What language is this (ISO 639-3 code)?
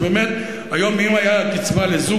heb